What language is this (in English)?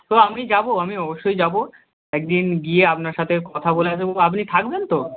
Bangla